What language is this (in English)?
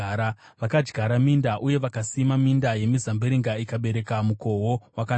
Shona